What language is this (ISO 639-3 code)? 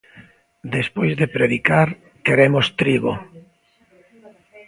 glg